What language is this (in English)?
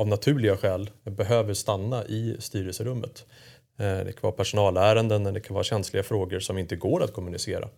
Swedish